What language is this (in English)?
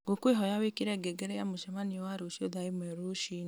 Kikuyu